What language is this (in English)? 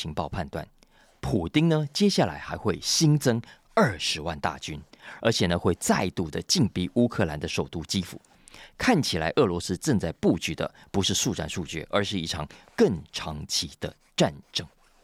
Chinese